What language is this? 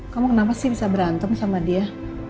Indonesian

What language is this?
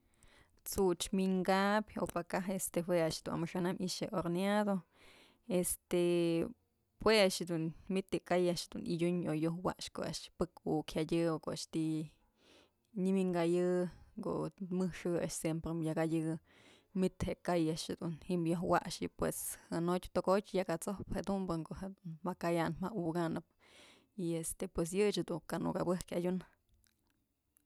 Mazatlán Mixe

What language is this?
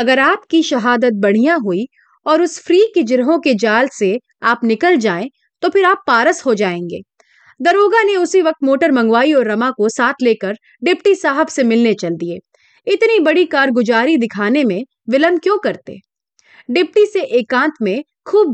Hindi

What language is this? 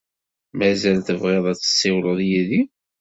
Kabyle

